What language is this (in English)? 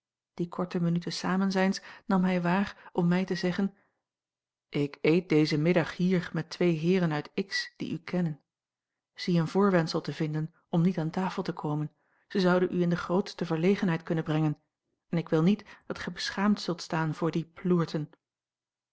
Dutch